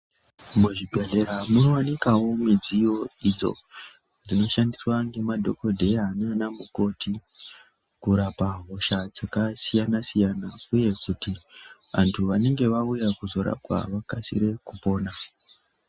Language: Ndau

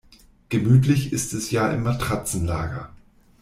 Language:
German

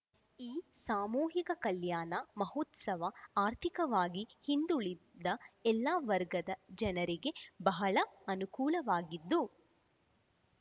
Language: Kannada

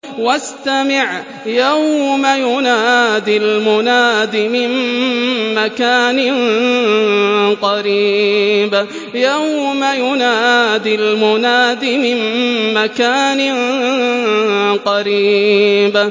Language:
Arabic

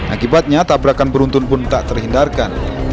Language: Indonesian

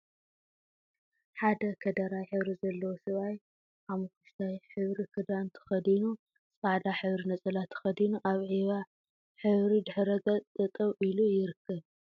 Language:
Tigrinya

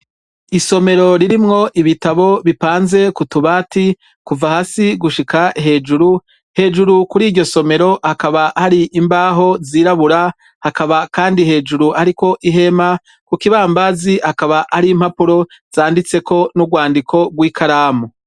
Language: Rundi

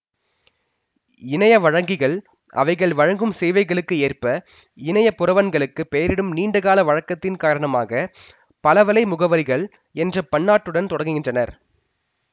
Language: Tamil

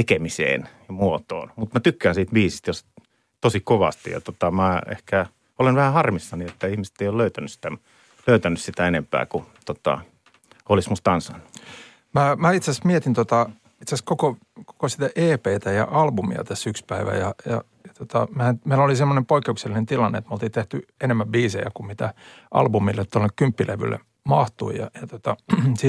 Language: Finnish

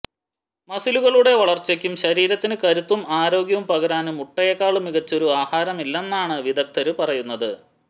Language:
Malayalam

